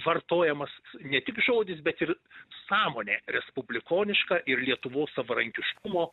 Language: Lithuanian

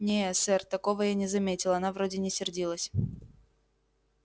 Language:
Russian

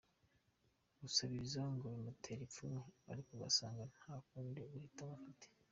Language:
Kinyarwanda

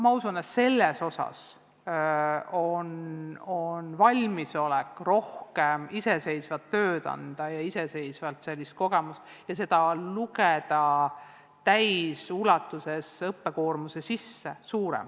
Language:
Estonian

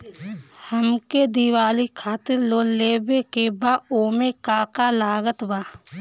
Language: Bhojpuri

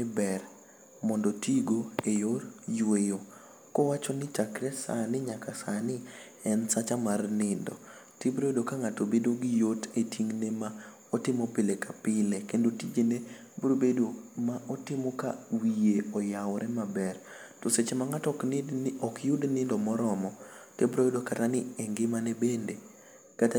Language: Luo (Kenya and Tanzania)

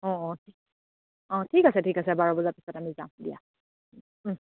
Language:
Assamese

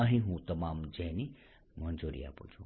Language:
Gujarati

